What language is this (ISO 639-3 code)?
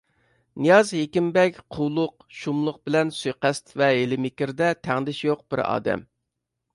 uig